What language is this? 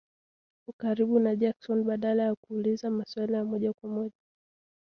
Swahili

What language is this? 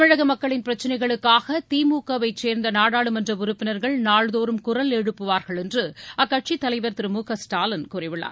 Tamil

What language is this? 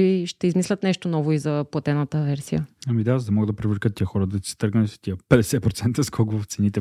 Bulgarian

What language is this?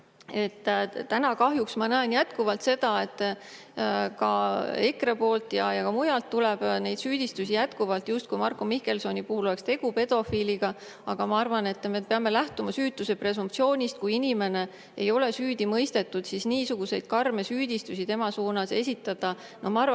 Estonian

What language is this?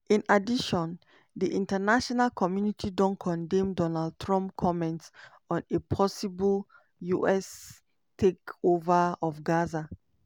Nigerian Pidgin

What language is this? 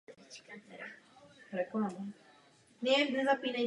Czech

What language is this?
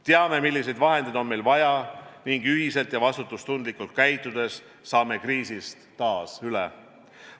Estonian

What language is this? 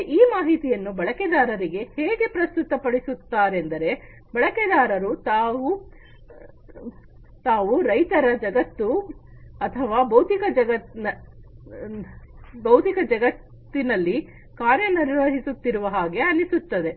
Kannada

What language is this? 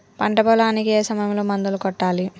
Telugu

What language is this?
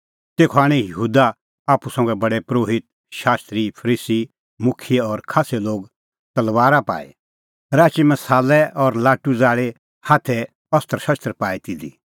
Kullu Pahari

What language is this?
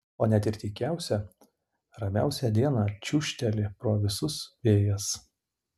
Lithuanian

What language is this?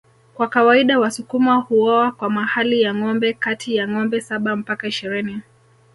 Swahili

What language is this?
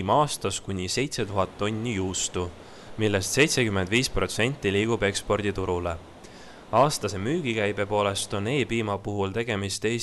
Finnish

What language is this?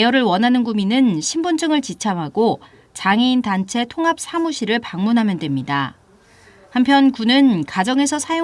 Korean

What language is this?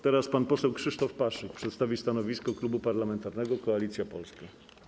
Polish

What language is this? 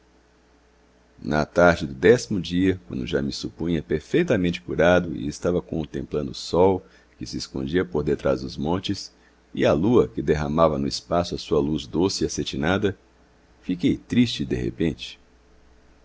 Portuguese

